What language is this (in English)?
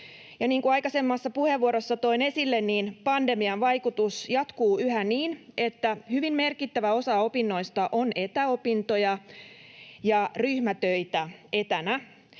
Finnish